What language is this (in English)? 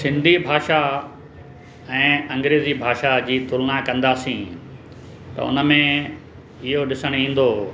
Sindhi